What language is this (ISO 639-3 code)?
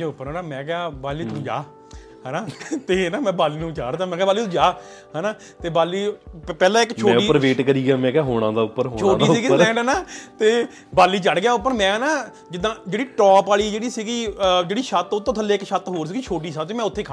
pan